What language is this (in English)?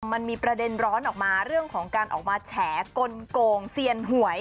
Thai